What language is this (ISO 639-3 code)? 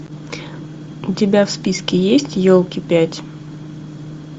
rus